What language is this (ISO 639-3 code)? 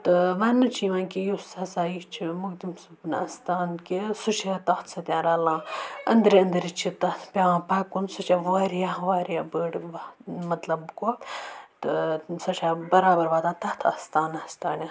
kas